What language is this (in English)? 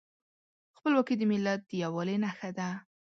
Pashto